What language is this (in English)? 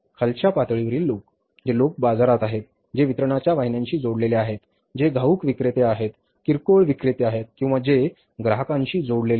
Marathi